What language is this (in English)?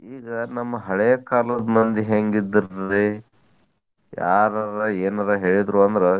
Kannada